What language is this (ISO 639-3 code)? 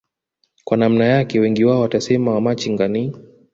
swa